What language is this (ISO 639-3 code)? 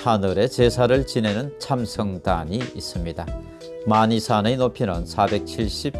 kor